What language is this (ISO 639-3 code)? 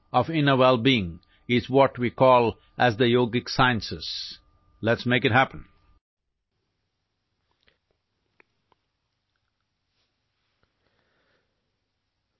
asm